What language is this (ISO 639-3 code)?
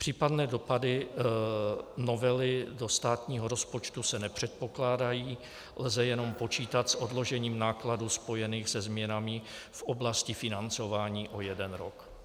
ces